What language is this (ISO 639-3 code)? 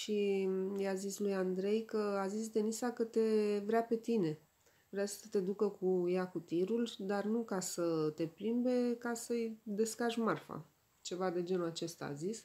ron